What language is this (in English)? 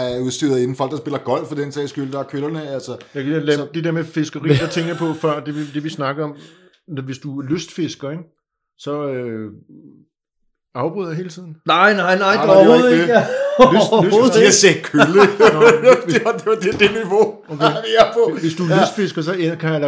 Danish